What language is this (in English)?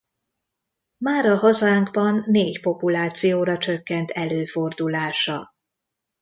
Hungarian